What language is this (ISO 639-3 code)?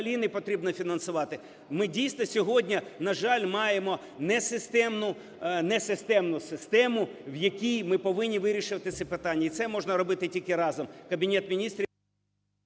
ukr